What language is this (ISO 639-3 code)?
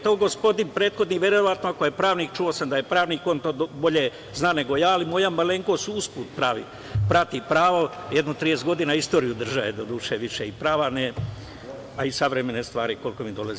srp